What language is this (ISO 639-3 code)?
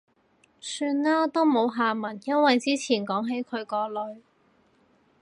yue